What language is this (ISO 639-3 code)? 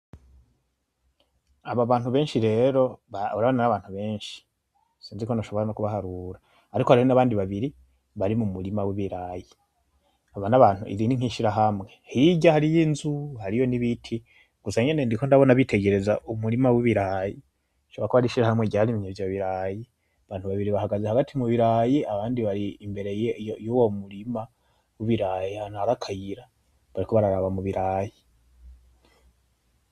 run